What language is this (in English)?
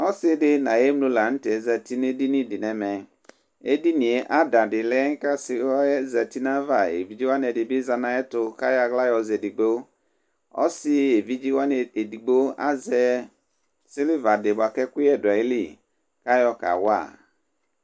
Ikposo